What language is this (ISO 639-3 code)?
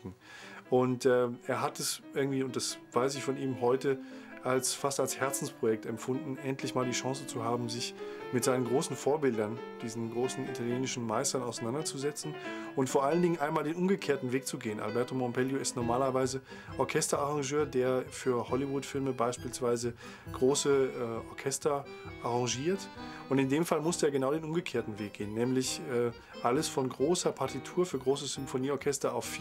deu